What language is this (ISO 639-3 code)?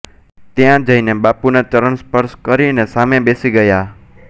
guj